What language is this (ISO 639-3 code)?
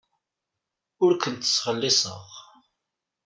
kab